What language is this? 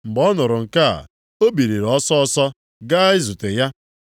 Igbo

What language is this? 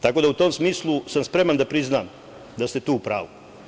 Serbian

